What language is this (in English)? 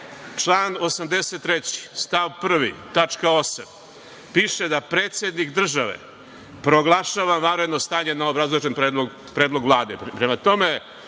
Serbian